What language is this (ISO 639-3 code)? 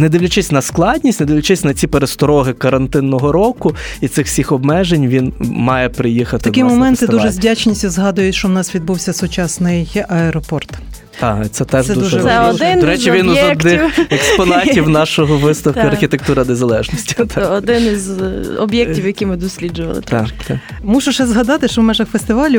ukr